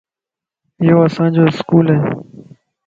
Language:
Lasi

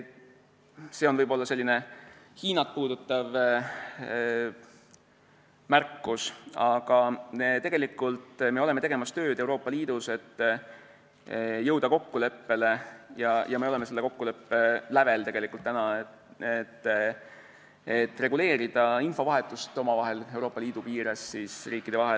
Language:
Estonian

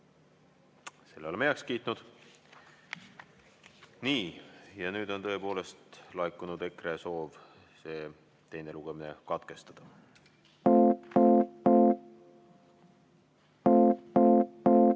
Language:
Estonian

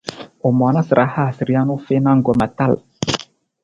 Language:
Nawdm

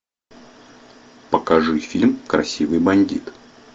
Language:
Russian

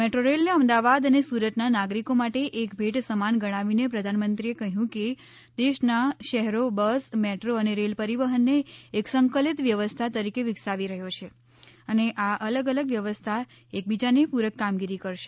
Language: Gujarati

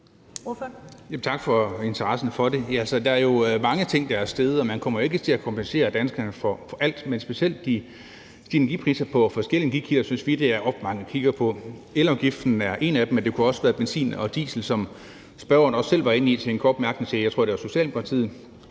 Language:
Danish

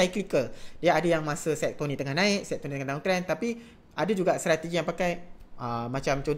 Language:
Malay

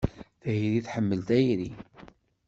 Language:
Kabyle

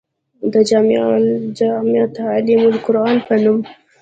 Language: Pashto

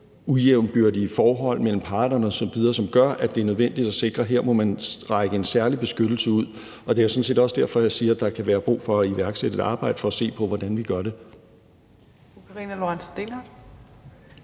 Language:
Danish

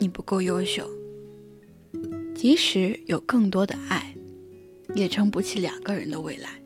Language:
Chinese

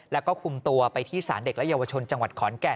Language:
Thai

